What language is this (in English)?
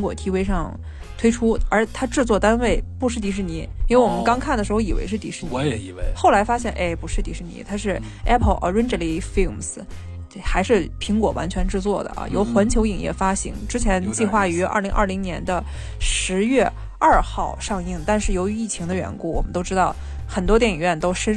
Chinese